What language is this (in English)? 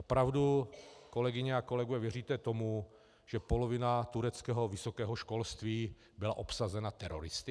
Czech